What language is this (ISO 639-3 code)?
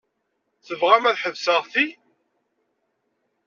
kab